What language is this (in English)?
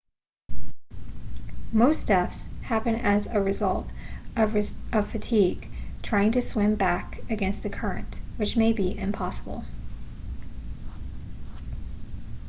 English